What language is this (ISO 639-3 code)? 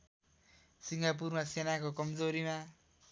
nep